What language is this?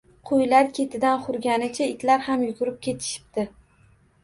Uzbek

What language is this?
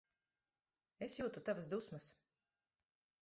Latvian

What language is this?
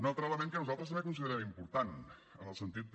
Catalan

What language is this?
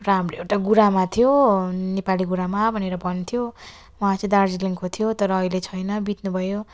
Nepali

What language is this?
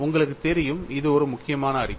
Tamil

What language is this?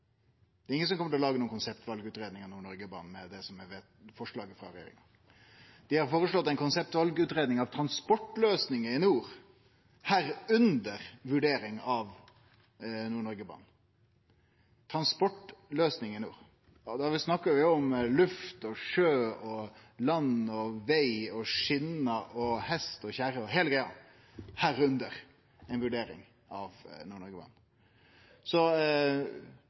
Norwegian Nynorsk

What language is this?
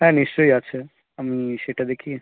Bangla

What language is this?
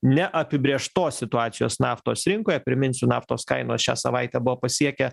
Lithuanian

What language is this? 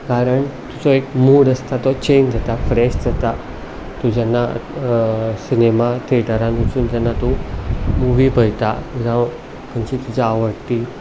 Konkani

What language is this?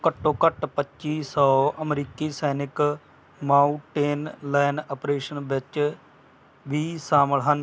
Punjabi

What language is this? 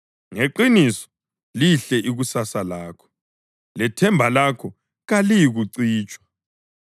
North Ndebele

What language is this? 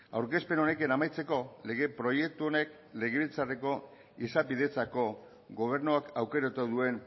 Basque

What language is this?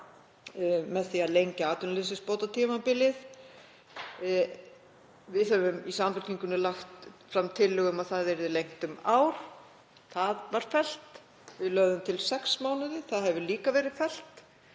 Icelandic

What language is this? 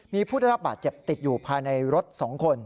Thai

